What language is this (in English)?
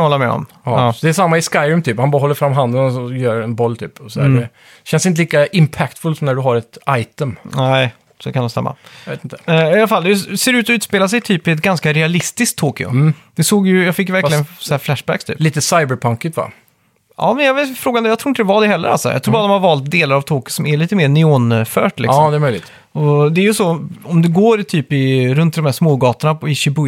Swedish